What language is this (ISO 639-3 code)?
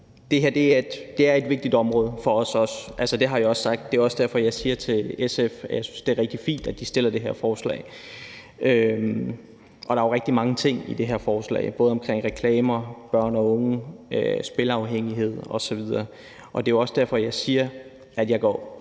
dan